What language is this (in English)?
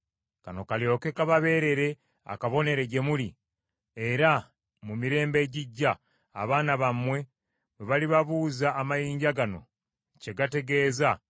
Ganda